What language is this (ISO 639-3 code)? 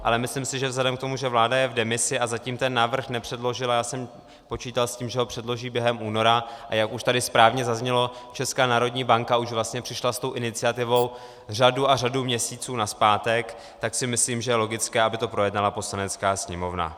ces